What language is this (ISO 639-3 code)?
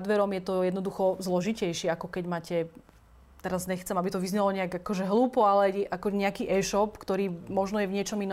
slk